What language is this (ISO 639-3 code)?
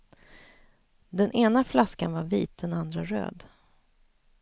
swe